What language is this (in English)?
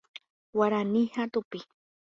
Guarani